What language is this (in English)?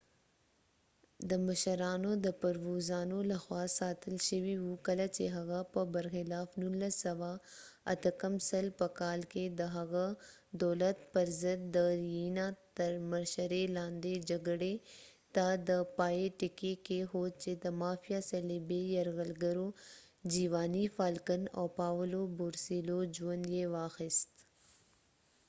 Pashto